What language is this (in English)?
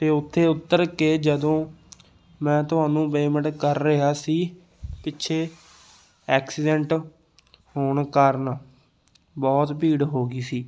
Punjabi